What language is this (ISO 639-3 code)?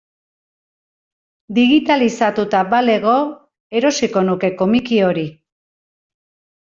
eus